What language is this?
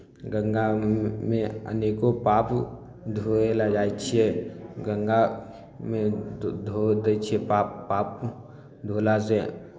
Maithili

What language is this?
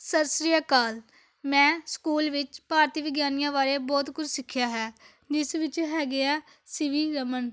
Punjabi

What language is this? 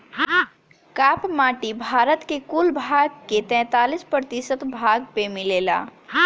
Bhojpuri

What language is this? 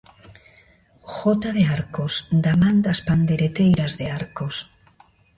Galician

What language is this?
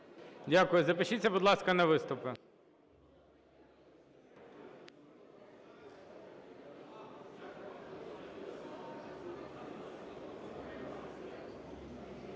Ukrainian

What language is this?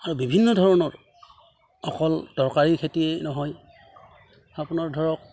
Assamese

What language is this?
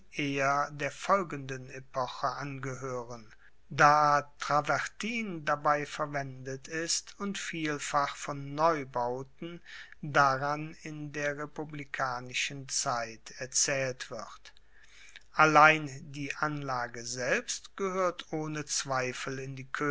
German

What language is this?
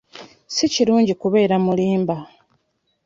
Ganda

